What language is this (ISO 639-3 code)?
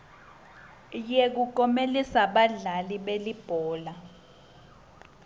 ssw